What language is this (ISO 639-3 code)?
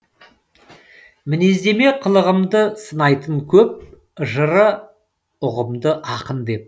kaz